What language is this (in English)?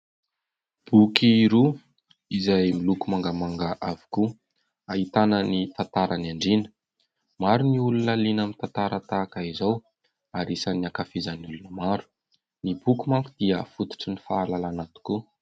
Malagasy